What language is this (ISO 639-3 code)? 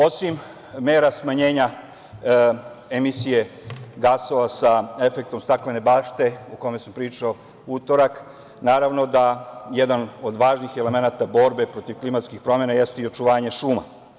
srp